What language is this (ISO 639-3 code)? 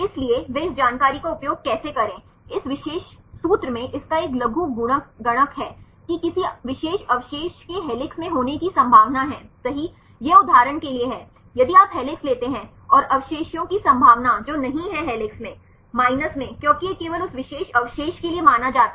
hin